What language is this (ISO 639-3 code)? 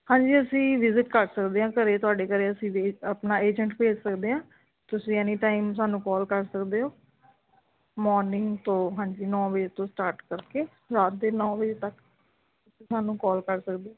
pan